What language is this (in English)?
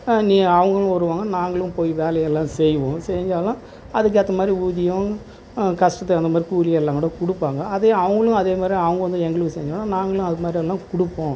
Tamil